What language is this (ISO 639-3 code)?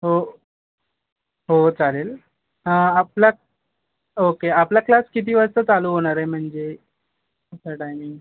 mar